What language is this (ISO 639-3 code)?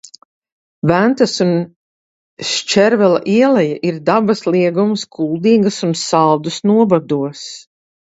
lav